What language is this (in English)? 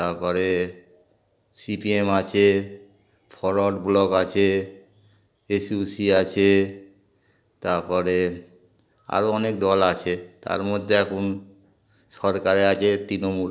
Bangla